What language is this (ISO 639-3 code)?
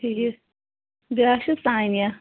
kas